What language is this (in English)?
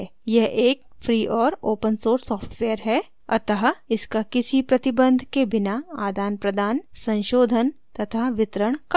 Hindi